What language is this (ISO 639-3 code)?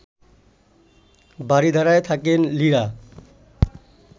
ben